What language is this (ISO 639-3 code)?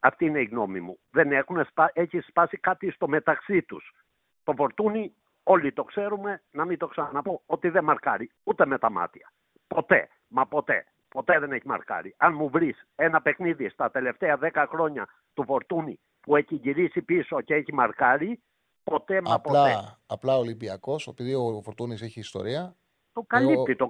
ell